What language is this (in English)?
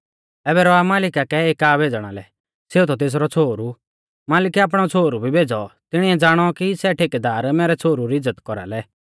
Mahasu Pahari